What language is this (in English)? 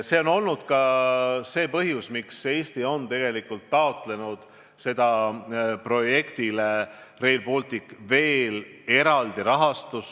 Estonian